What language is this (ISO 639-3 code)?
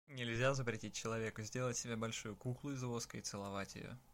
rus